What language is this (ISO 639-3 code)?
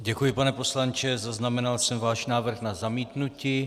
ces